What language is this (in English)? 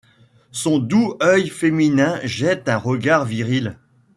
French